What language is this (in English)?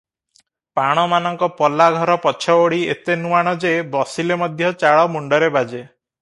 Odia